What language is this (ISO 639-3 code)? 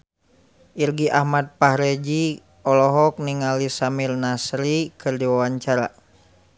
sun